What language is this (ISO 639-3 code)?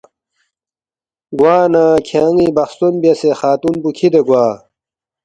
bft